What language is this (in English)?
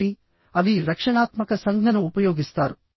Telugu